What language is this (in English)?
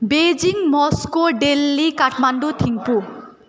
Nepali